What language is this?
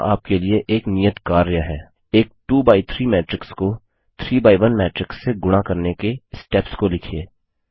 Hindi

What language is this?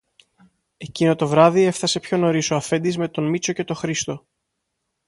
Greek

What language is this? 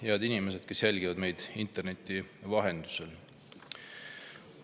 Estonian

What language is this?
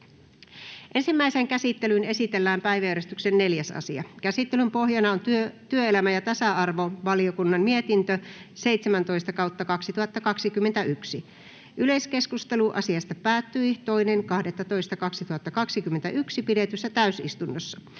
Finnish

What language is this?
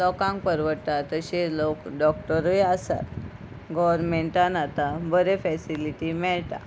Konkani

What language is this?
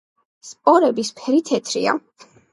Georgian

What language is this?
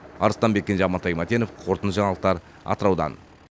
Kazakh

